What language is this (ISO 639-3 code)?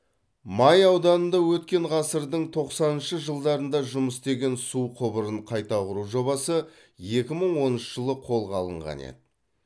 kaz